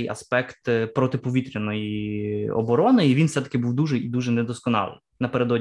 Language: Ukrainian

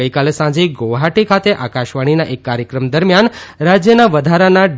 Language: Gujarati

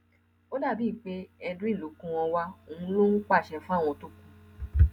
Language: Yoruba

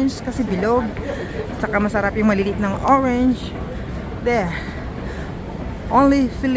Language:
Filipino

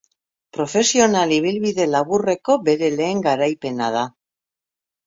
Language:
Basque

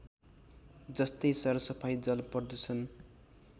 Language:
Nepali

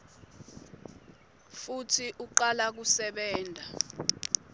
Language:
Swati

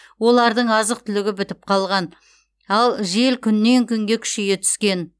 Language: Kazakh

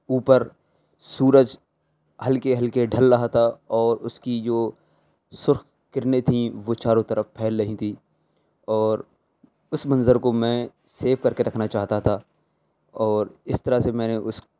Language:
Urdu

